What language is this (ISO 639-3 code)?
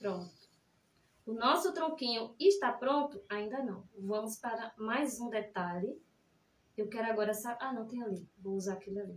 por